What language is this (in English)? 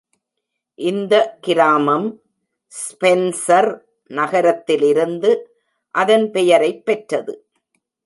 Tamil